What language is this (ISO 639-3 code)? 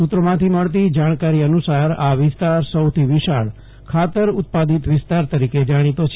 guj